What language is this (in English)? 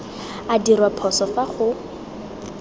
Tswana